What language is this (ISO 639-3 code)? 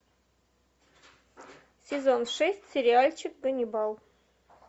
rus